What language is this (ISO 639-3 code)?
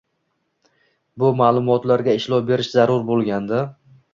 uzb